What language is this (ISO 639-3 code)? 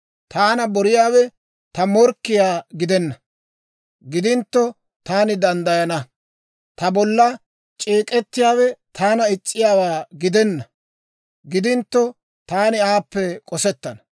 dwr